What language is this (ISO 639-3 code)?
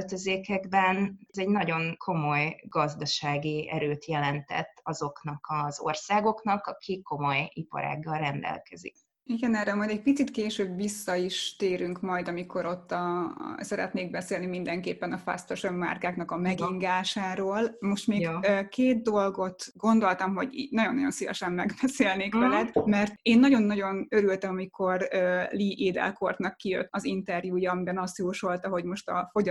hun